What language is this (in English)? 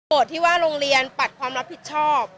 Thai